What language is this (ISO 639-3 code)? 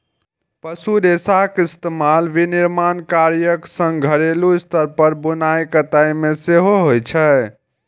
mai